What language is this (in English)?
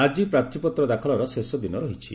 Odia